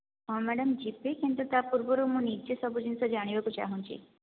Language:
Odia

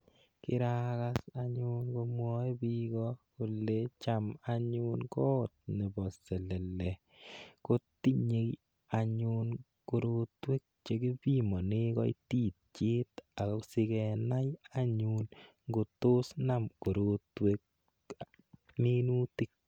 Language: Kalenjin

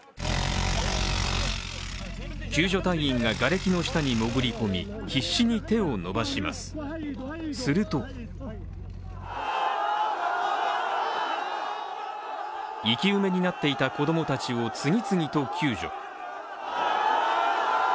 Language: Japanese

